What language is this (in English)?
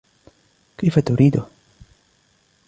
Arabic